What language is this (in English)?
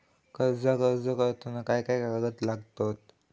Marathi